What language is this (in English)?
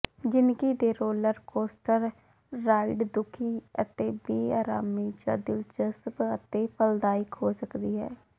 Punjabi